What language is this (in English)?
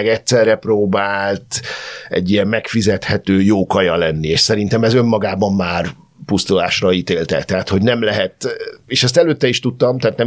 Hungarian